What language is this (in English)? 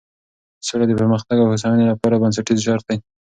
Pashto